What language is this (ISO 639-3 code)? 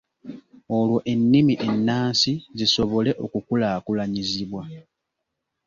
lug